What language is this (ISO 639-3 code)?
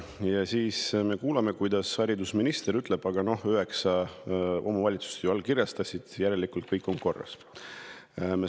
est